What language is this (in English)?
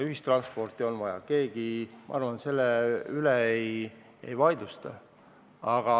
Estonian